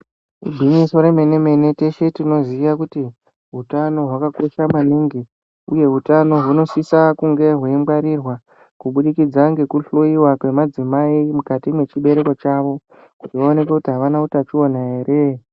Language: Ndau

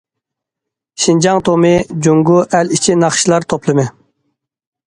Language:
Uyghur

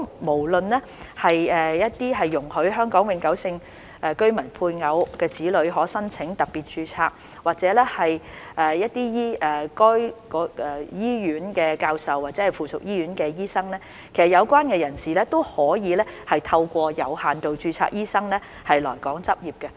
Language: Cantonese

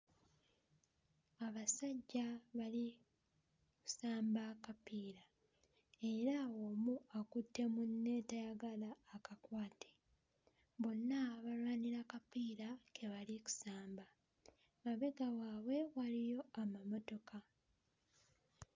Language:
Ganda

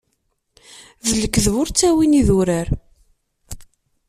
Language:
Kabyle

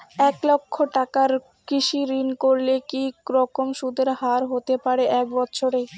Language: Bangla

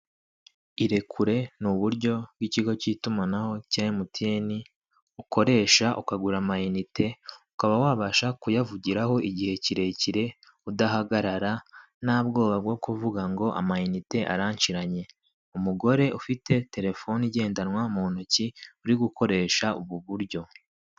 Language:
Kinyarwanda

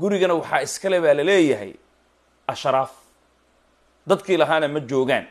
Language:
Arabic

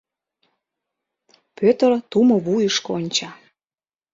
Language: Mari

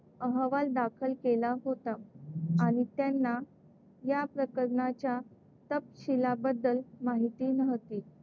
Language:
Marathi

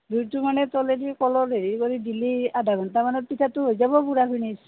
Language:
Assamese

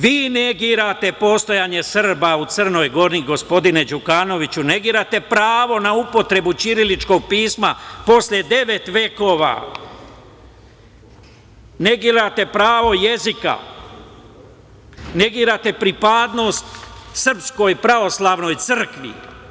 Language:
Serbian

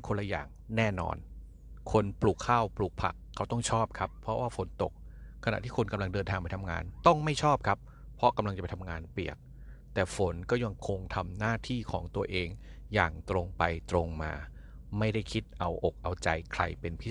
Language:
Thai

